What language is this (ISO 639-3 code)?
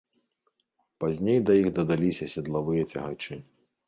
bel